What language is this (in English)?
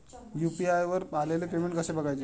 Marathi